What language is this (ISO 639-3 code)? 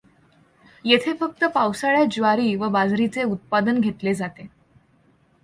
mar